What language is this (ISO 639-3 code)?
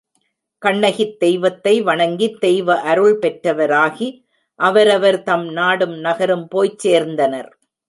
tam